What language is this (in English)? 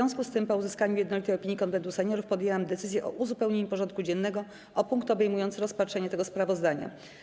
Polish